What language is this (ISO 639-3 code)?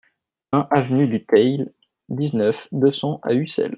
fra